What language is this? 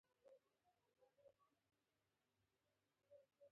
Pashto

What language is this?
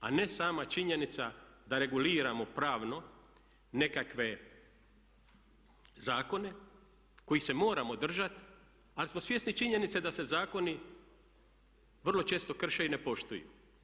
Croatian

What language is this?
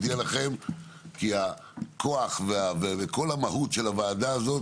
Hebrew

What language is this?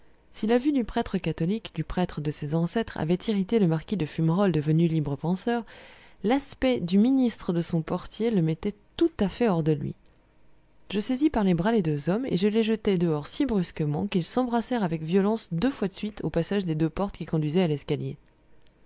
French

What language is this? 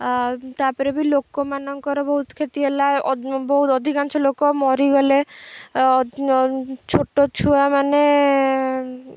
Odia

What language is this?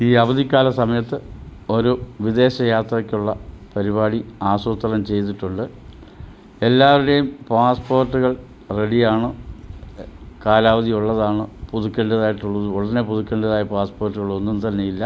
Malayalam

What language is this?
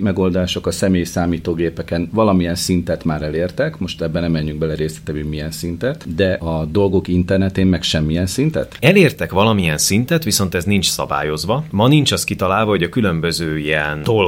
Hungarian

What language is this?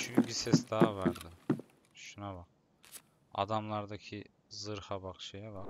Turkish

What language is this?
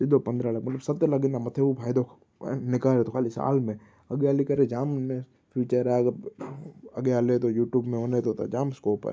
Sindhi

